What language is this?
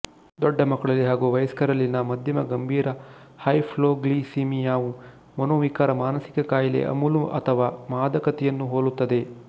Kannada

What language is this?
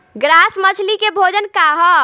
Bhojpuri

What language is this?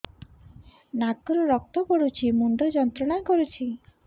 Odia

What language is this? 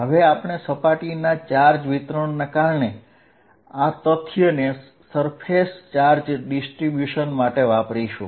Gujarati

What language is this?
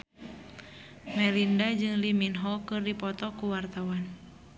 Sundanese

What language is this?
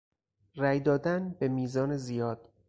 Persian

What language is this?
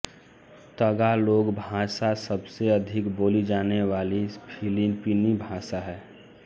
Hindi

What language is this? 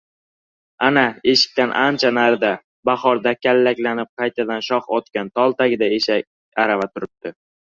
Uzbek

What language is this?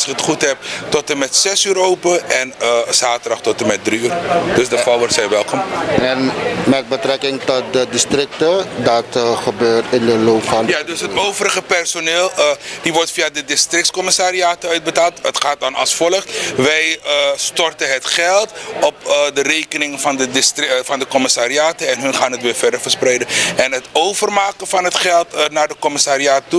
Dutch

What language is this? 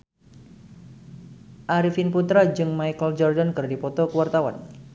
Sundanese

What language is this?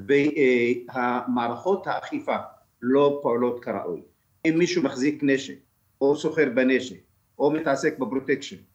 Hebrew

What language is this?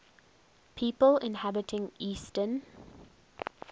English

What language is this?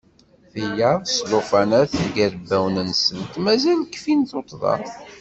Kabyle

